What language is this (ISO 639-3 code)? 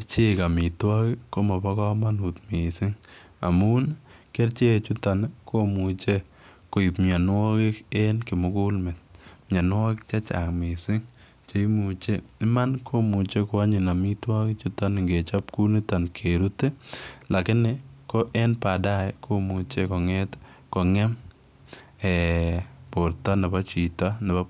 kln